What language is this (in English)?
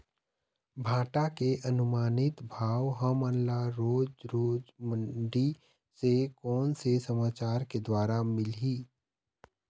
Chhattisgarhi